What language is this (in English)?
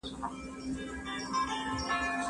Pashto